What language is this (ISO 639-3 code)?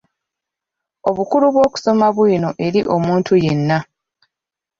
lug